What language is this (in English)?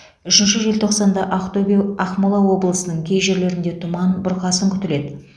Kazakh